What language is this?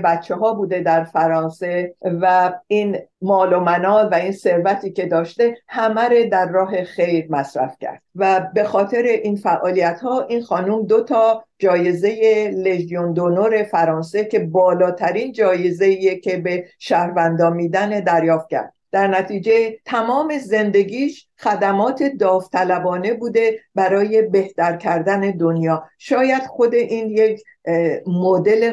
Persian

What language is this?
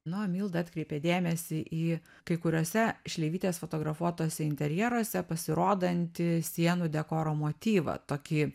Lithuanian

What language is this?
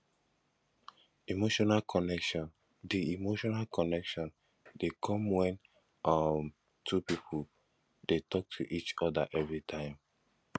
Nigerian Pidgin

